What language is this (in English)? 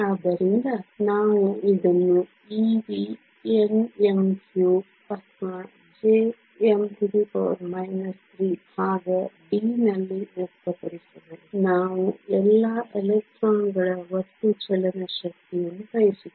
Kannada